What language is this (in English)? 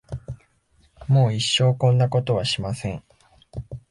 Japanese